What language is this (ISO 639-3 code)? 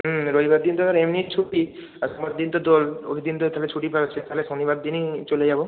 ben